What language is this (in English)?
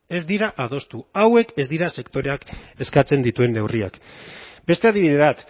Basque